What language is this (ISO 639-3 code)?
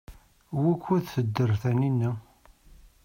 kab